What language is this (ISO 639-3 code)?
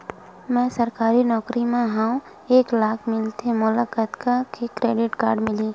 hne